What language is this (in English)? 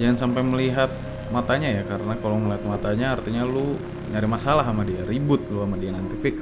Indonesian